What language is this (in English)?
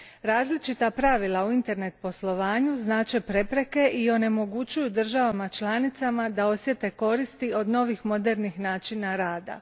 Croatian